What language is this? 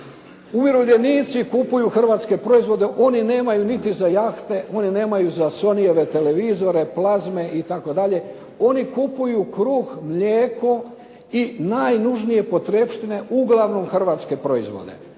Croatian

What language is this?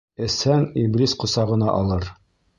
Bashkir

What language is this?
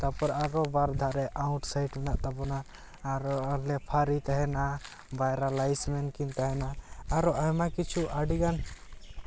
Santali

